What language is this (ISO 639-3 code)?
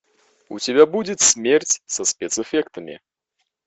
rus